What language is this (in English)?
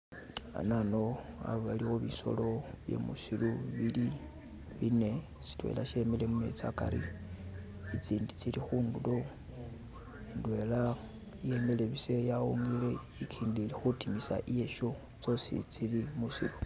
Masaaba